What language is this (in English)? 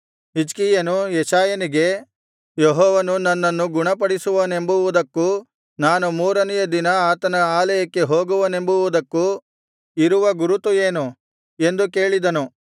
Kannada